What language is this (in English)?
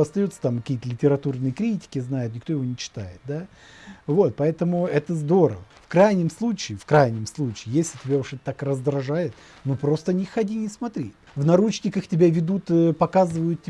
Russian